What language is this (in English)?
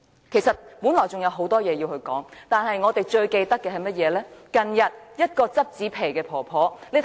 Cantonese